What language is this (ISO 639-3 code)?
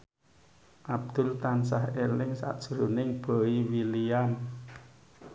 jav